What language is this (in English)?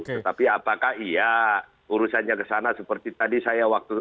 Indonesian